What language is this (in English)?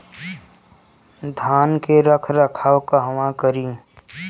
Bhojpuri